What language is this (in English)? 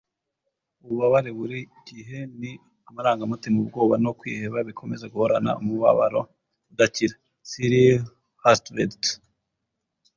Kinyarwanda